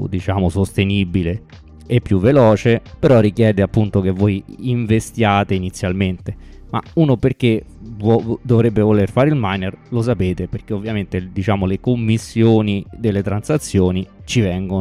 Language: Italian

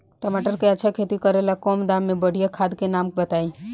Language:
Bhojpuri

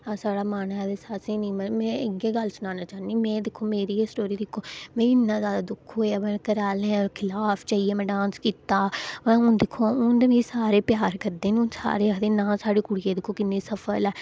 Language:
Dogri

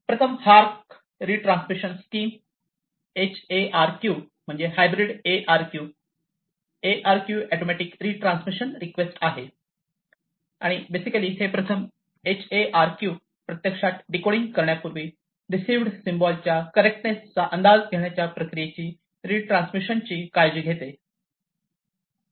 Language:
Marathi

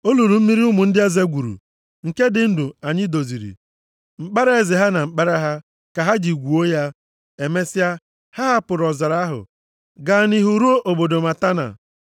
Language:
Igbo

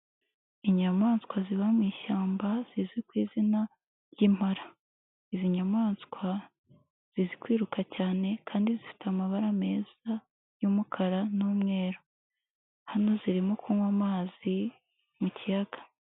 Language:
Kinyarwanda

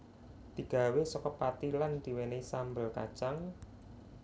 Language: Javanese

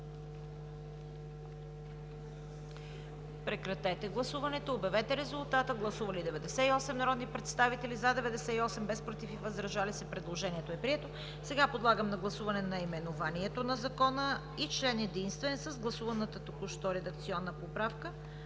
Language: Bulgarian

